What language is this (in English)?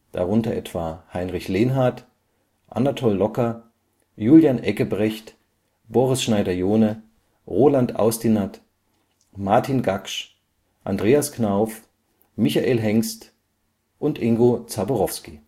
German